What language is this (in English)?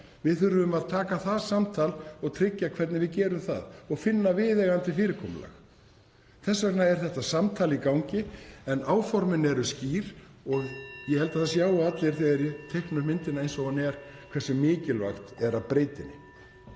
Icelandic